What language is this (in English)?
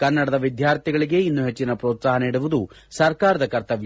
Kannada